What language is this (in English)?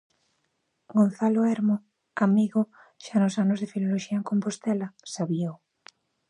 Galician